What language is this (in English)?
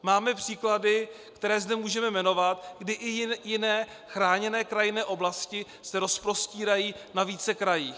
Czech